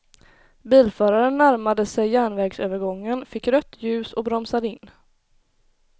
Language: Swedish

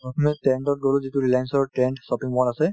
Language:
Assamese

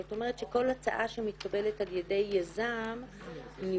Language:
Hebrew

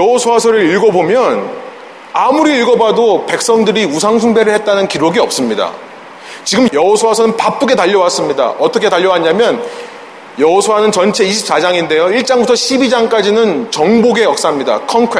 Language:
Korean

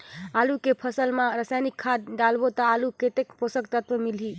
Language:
Chhattisgarhi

